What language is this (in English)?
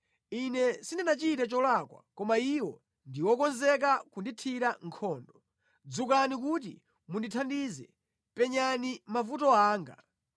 Nyanja